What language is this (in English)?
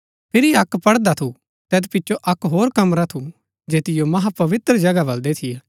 Gaddi